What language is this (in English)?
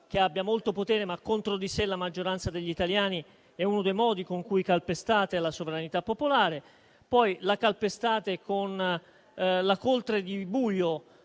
Italian